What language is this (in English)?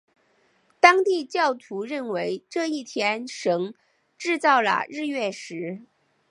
Chinese